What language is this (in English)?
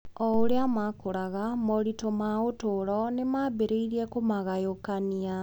Kikuyu